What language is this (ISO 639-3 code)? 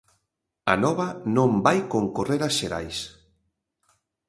glg